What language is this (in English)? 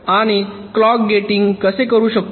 Marathi